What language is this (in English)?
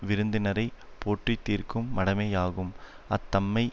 Tamil